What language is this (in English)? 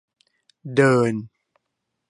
Thai